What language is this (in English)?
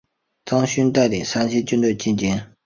Chinese